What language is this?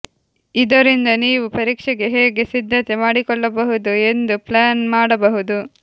Kannada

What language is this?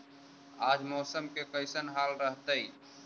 Magahi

